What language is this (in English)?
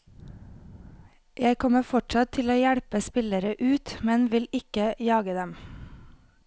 Norwegian